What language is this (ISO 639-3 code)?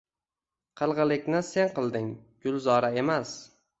uzb